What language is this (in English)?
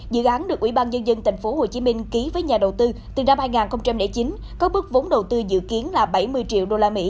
Vietnamese